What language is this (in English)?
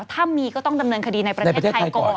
Thai